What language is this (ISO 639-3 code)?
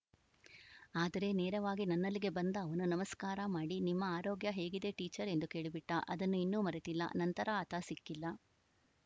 kan